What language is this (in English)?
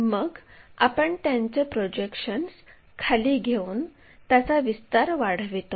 Marathi